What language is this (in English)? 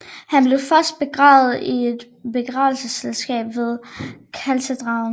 Danish